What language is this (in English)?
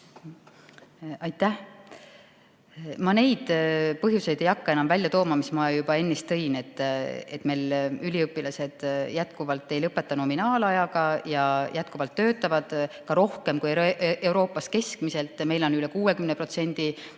Estonian